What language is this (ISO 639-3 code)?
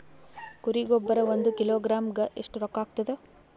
kan